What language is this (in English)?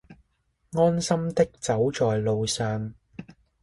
Chinese